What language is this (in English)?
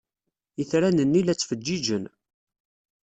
Kabyle